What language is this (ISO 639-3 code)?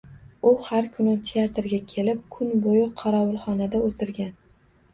uzb